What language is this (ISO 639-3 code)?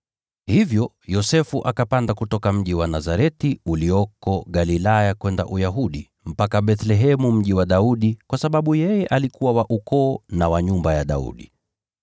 swa